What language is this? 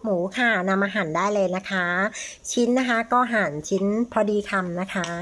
Thai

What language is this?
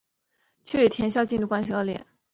Chinese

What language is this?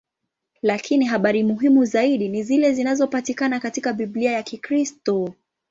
Swahili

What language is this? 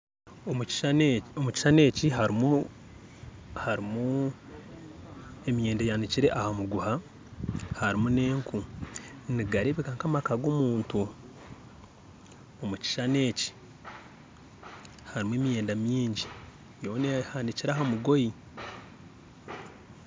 Nyankole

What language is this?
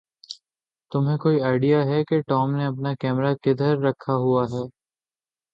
Urdu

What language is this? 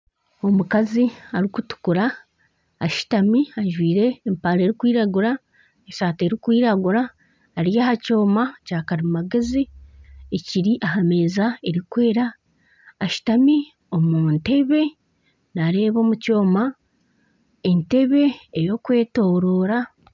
Nyankole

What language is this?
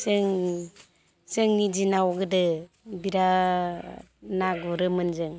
Bodo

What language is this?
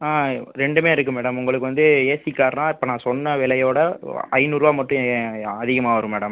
Tamil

